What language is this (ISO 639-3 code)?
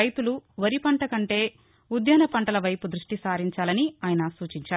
tel